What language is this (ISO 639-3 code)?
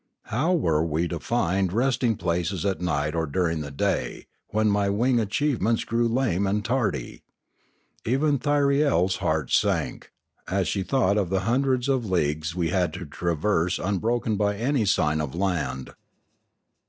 eng